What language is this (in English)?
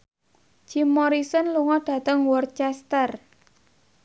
Javanese